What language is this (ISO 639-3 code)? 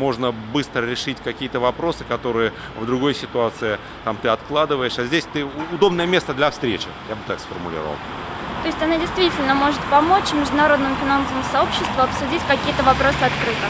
rus